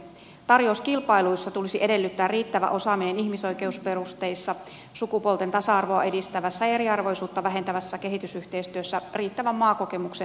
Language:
Finnish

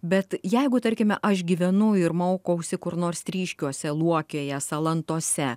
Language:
Lithuanian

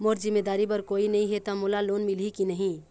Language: Chhattisgarhi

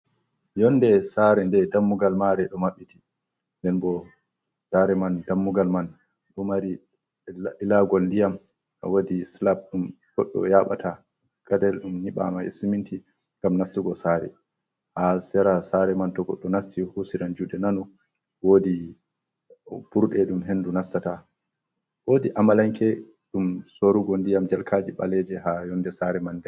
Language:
Fula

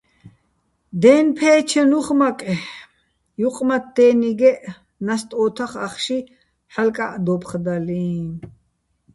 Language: Bats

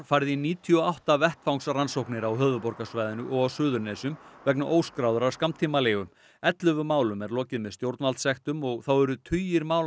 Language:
Icelandic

